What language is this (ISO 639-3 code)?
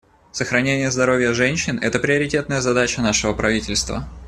rus